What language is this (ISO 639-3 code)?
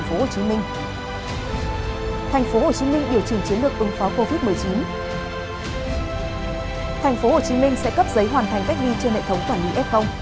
vie